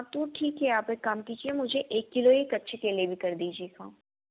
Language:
Hindi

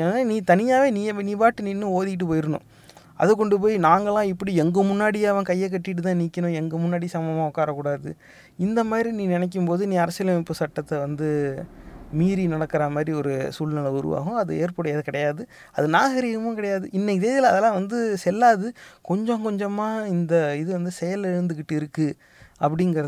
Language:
Tamil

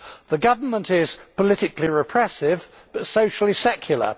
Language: English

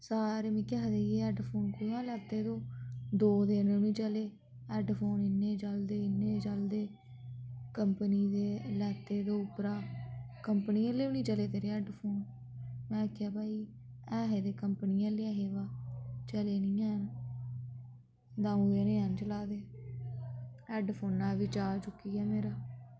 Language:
Dogri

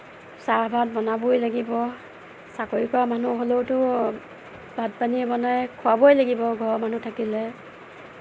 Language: Assamese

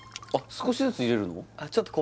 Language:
Japanese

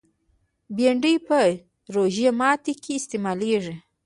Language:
Pashto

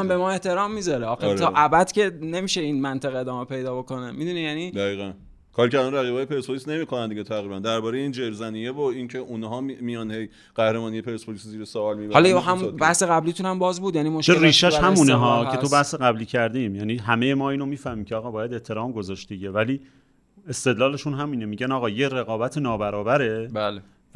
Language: Persian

